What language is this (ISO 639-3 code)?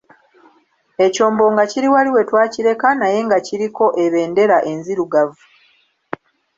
lug